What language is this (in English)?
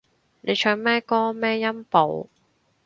Cantonese